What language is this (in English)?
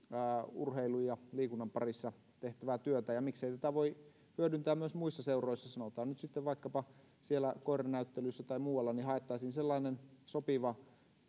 Finnish